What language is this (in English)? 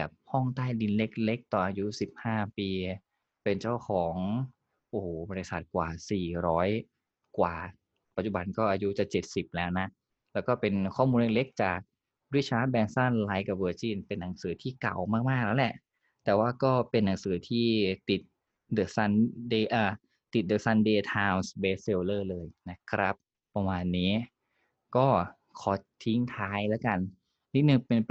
Thai